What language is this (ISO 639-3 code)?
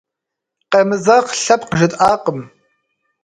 kbd